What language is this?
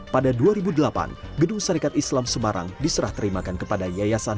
Indonesian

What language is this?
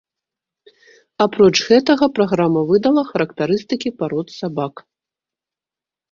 Belarusian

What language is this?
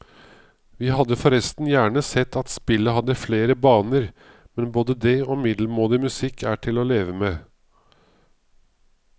Norwegian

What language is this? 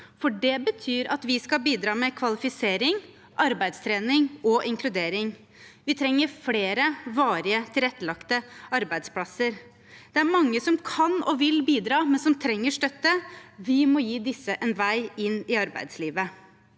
Norwegian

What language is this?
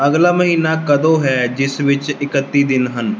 Punjabi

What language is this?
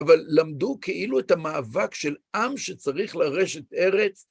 Hebrew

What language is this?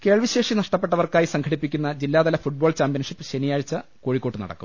Malayalam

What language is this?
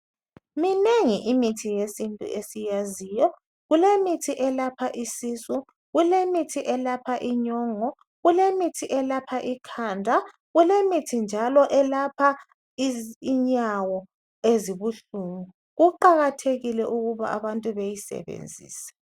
North Ndebele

